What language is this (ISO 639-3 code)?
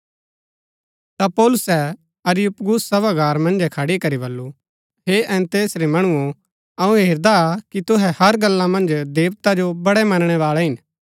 gbk